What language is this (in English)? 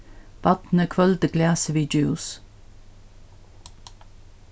Faroese